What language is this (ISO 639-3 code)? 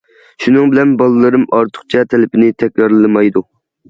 uig